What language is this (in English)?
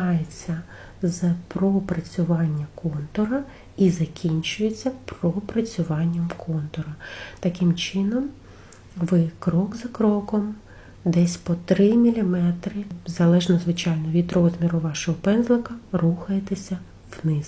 Ukrainian